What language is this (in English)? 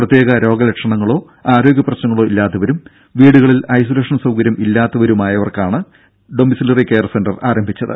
Malayalam